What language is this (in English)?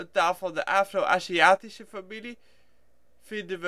Dutch